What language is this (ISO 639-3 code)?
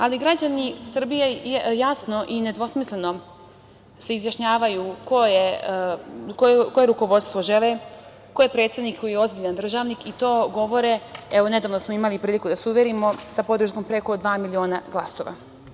srp